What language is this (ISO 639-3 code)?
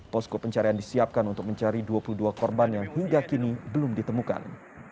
ind